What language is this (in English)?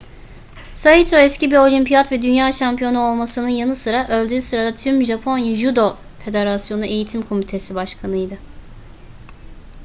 Turkish